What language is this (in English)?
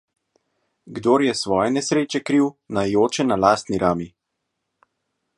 Slovenian